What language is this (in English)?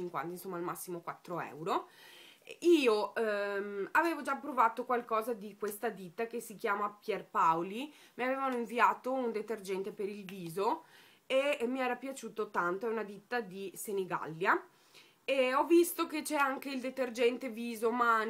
Italian